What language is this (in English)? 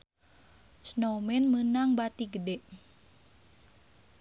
Sundanese